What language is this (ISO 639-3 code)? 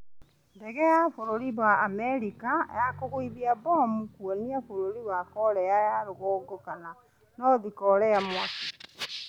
kik